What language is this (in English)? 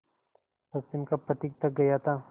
Hindi